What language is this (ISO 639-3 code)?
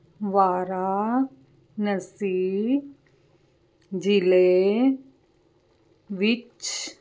pan